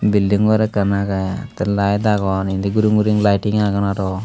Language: Chakma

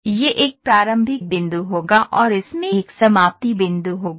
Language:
Hindi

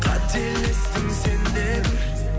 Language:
Kazakh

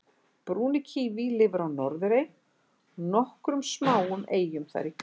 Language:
Icelandic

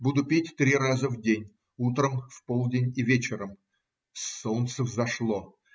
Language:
Russian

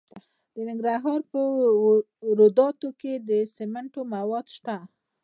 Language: Pashto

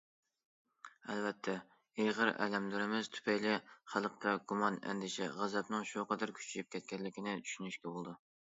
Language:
Uyghur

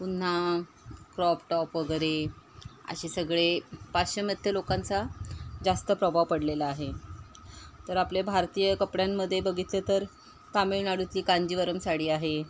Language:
Marathi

